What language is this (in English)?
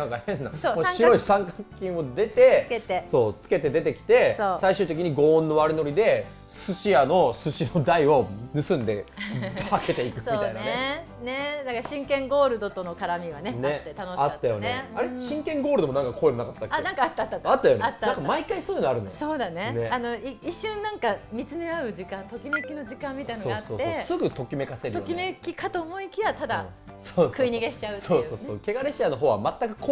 Japanese